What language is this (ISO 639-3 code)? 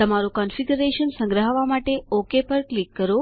guj